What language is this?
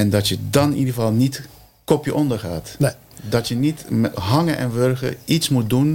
Dutch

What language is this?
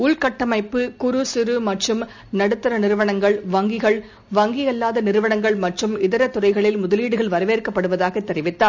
Tamil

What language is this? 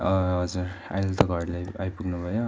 Nepali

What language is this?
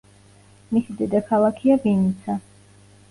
Georgian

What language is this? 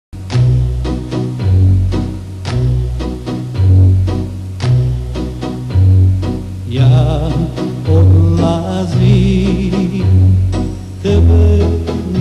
Romanian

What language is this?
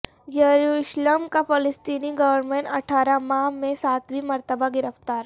Urdu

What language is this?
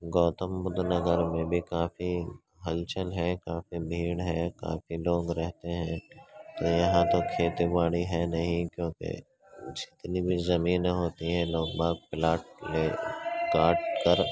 Urdu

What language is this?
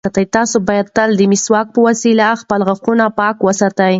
Pashto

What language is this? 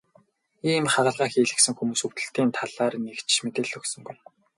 Mongolian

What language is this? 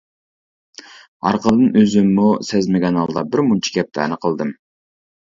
Uyghur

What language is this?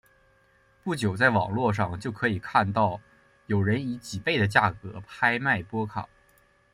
Chinese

